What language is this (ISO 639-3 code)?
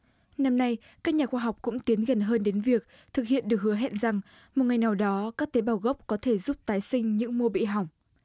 vie